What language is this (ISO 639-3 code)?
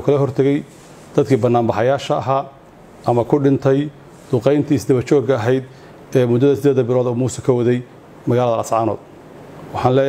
ara